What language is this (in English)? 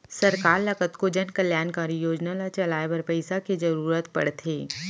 Chhattisgarhi